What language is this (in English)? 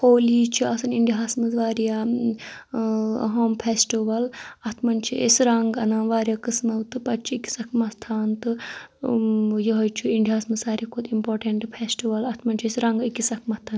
Kashmiri